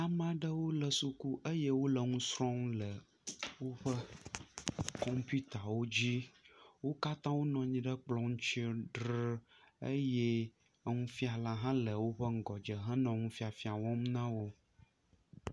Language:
Ewe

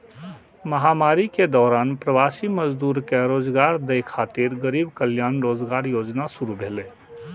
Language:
Maithili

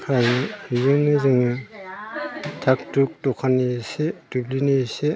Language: Bodo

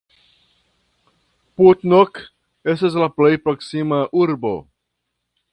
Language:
Esperanto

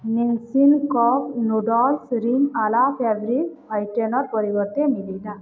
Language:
Odia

